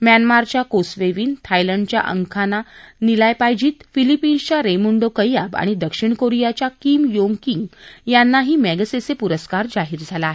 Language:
Marathi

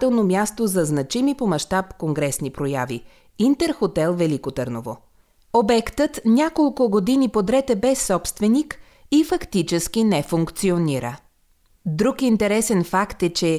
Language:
Bulgarian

